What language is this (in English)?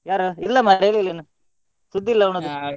Kannada